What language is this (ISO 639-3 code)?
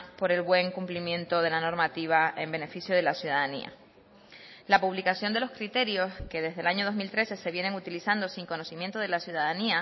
spa